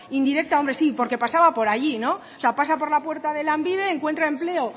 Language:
Spanish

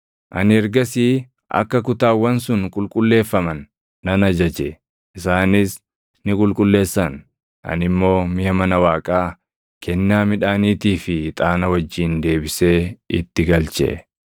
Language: Oromo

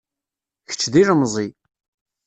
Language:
Kabyle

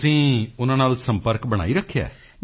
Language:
Punjabi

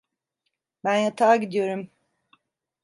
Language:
Turkish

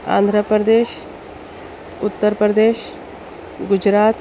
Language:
Urdu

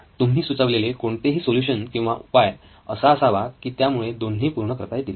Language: Marathi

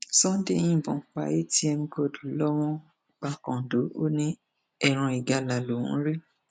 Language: Yoruba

